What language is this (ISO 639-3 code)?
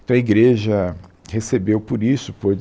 por